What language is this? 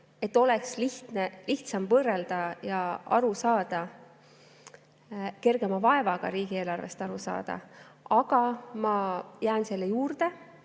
Estonian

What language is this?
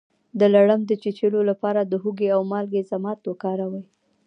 Pashto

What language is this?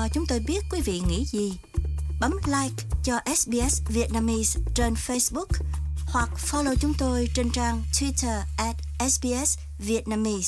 Vietnamese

